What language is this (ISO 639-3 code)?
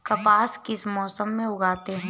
hin